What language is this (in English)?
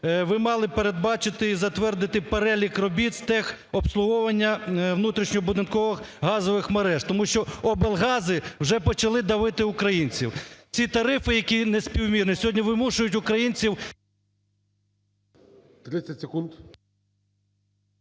Ukrainian